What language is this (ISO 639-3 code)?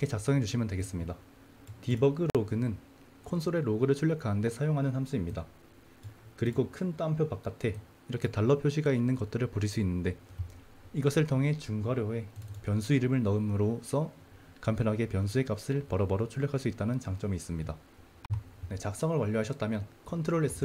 kor